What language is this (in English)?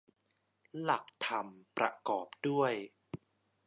Thai